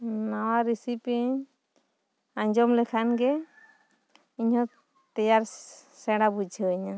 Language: Santali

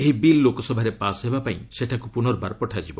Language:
Odia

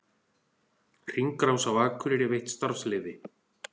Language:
Icelandic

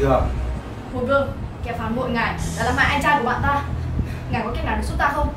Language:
Vietnamese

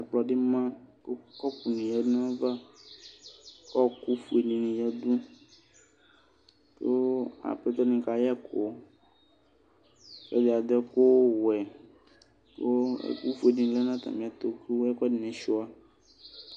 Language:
Ikposo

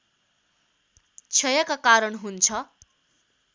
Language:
Nepali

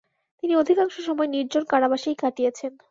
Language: Bangla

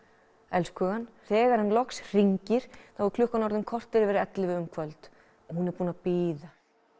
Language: Icelandic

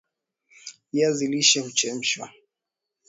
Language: Swahili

